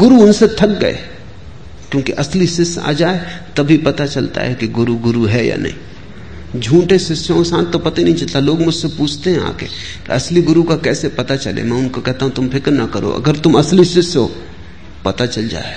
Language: Hindi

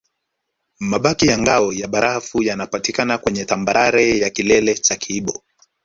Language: Swahili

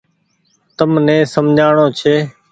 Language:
Goaria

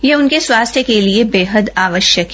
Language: Hindi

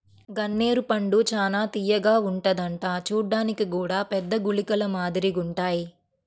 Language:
Telugu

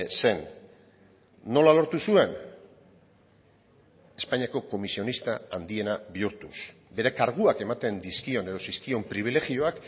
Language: Basque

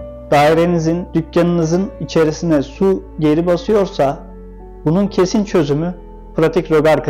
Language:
Turkish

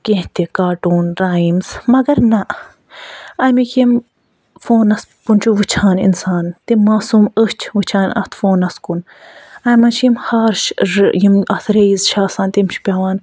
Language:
Kashmiri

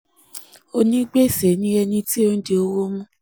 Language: Yoruba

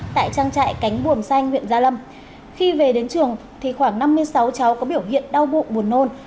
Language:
Vietnamese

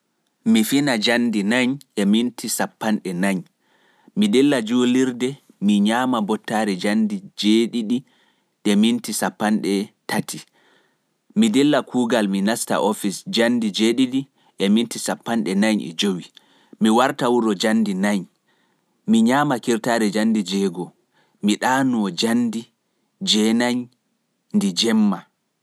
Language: Pular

